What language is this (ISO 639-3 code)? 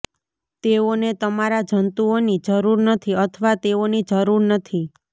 guj